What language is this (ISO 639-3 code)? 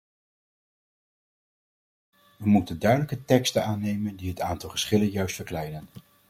nld